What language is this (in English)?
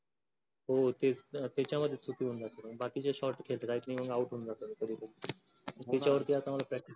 Marathi